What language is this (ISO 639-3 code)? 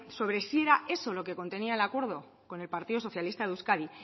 spa